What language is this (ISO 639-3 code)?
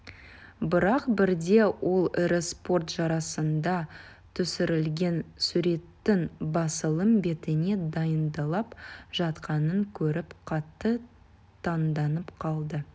kaz